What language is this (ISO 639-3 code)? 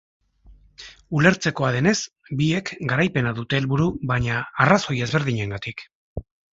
eus